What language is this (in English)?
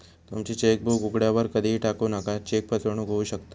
Marathi